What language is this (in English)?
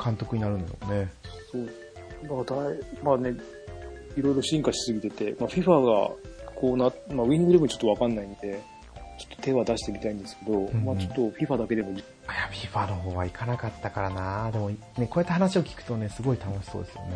Japanese